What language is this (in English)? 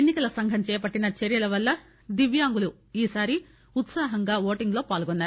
Telugu